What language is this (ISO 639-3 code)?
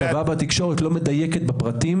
heb